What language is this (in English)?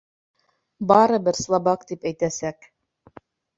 Bashkir